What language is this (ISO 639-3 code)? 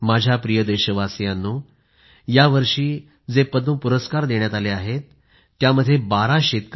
mar